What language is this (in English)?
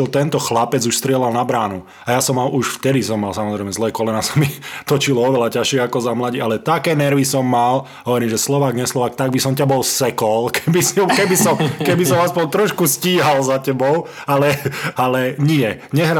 Slovak